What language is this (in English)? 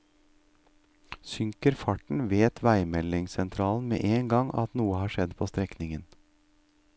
Norwegian